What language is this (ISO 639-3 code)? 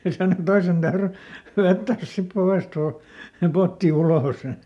fin